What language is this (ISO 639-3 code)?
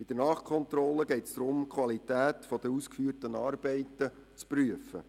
gsw